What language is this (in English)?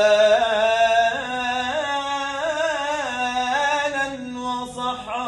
Arabic